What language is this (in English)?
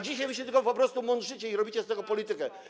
Polish